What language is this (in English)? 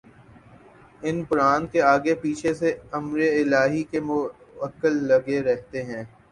Urdu